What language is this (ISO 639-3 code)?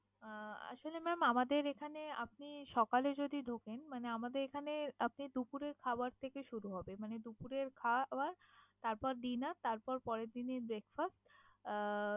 ben